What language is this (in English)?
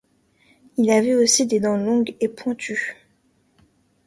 French